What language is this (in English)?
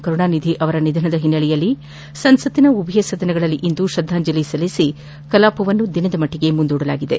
Kannada